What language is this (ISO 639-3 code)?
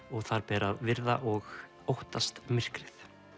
isl